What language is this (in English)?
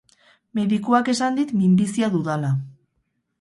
Basque